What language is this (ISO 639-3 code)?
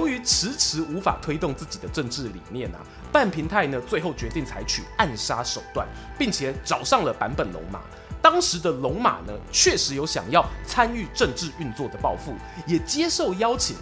zho